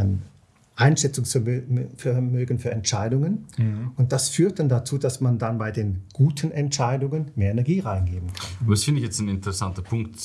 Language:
German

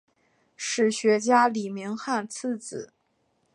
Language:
Chinese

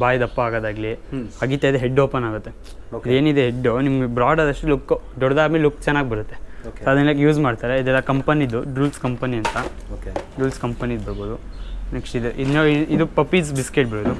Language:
Kannada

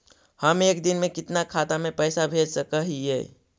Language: Magahi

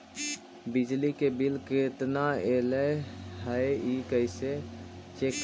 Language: Magahi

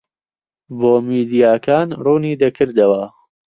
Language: Central Kurdish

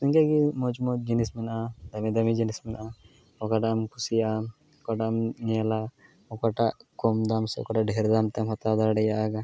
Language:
Santali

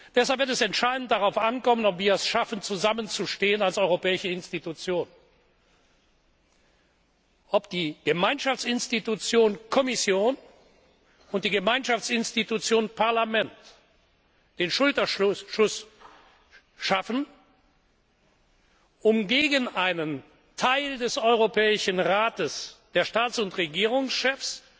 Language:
German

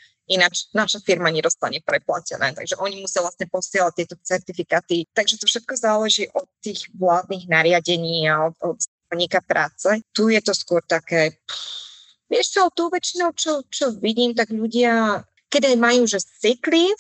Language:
Slovak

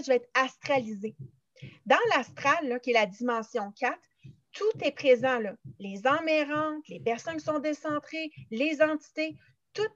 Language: French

